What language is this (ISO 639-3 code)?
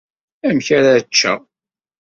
kab